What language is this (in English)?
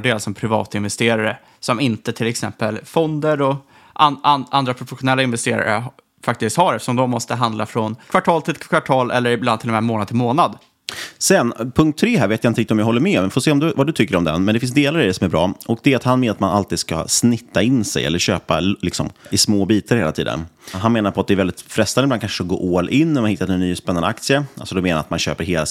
Swedish